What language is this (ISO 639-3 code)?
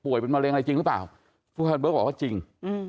tha